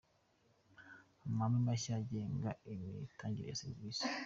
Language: Kinyarwanda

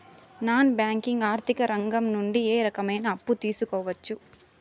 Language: Telugu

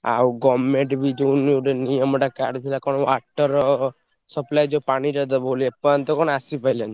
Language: Odia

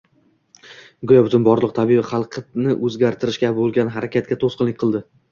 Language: Uzbek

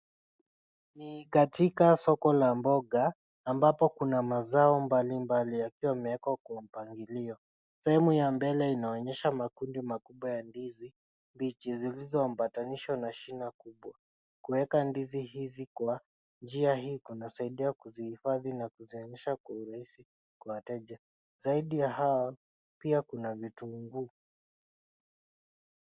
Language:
Swahili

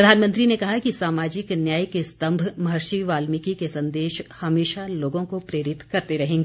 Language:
Hindi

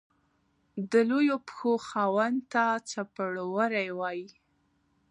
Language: Pashto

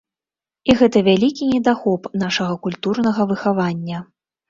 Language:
Belarusian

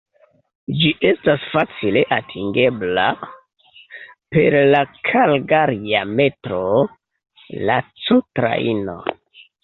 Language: Esperanto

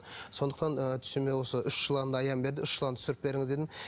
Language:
Kazakh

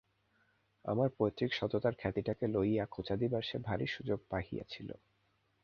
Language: Bangla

